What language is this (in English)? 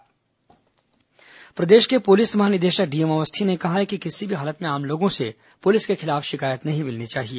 Hindi